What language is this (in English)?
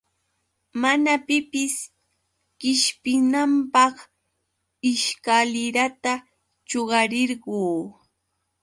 Yauyos Quechua